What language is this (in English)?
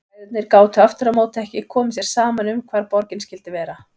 Icelandic